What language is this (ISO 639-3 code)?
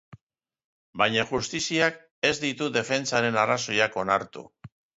eus